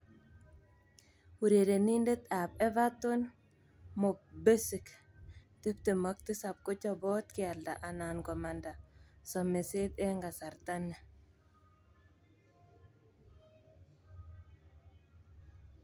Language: Kalenjin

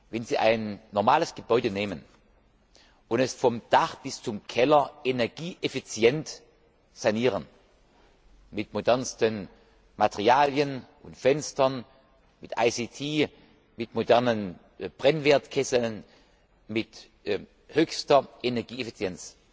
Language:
German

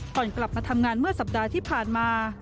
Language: Thai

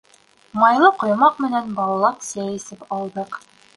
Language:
Bashkir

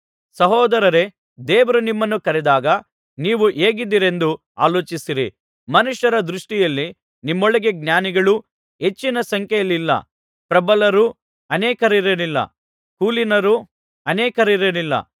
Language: Kannada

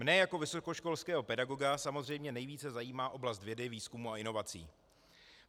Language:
Czech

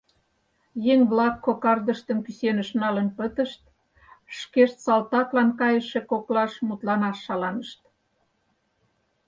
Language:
Mari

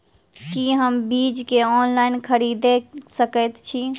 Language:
Maithili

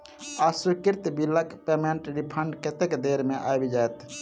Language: Maithili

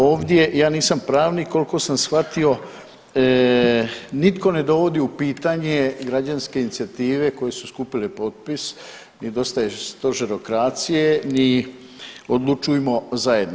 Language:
Croatian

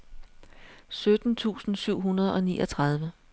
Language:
Danish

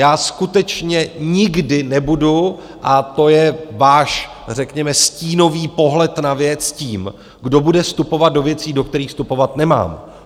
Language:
Czech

